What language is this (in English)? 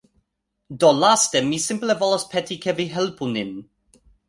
Esperanto